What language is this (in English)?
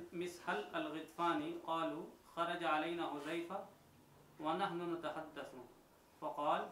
Urdu